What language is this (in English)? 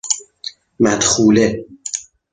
Persian